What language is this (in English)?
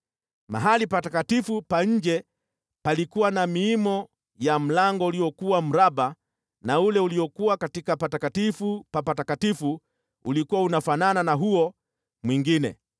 Swahili